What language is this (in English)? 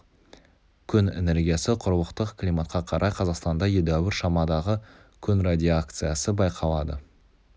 Kazakh